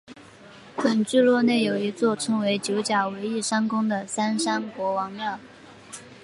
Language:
Chinese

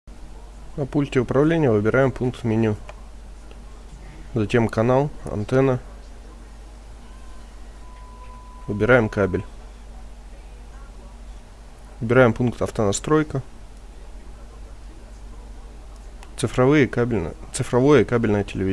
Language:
Russian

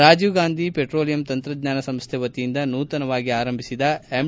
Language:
Kannada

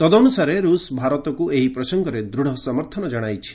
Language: Odia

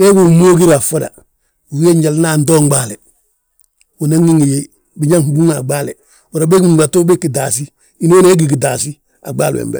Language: Balanta-Ganja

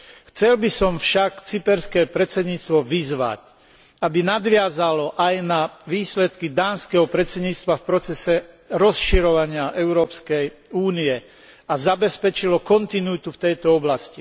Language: Slovak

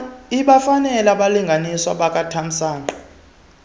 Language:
Xhosa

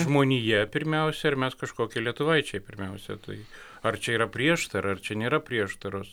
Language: Lithuanian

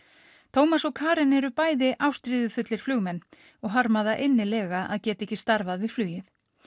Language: Icelandic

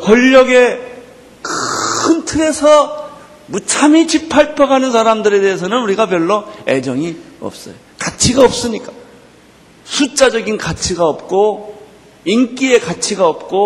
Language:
Korean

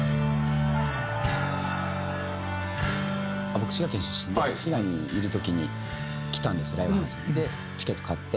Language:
Japanese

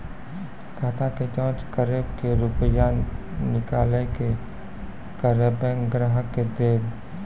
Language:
Maithili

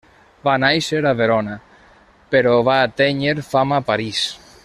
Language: Catalan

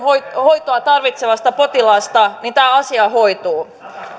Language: Finnish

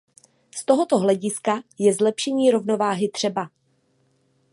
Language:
Czech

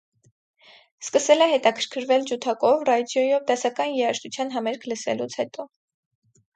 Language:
Armenian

